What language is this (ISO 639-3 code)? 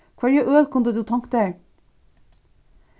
fao